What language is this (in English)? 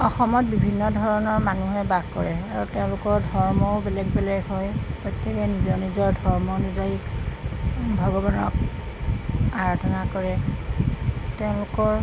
Assamese